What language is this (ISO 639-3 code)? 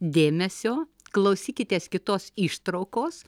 lit